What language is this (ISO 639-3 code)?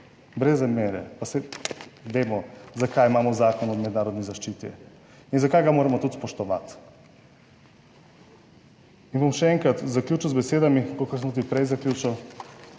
slv